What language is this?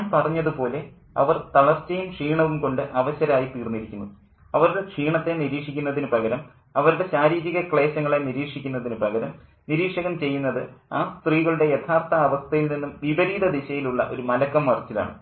Malayalam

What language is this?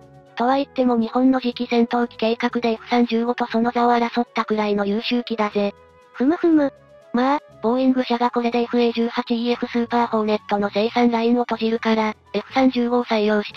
Japanese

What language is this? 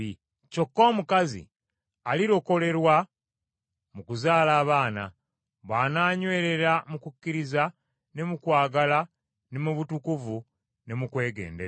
Ganda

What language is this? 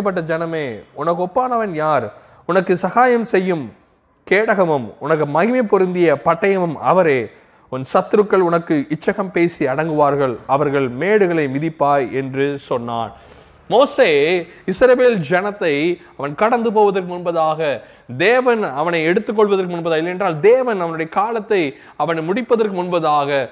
Tamil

